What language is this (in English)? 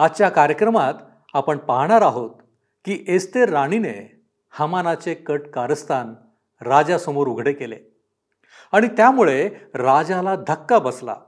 Marathi